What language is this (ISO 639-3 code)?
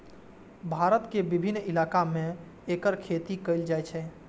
mai